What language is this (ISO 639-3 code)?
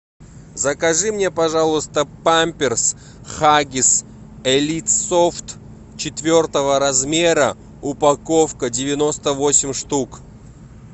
rus